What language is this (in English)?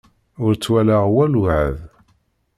Kabyle